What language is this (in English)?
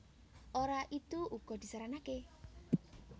Javanese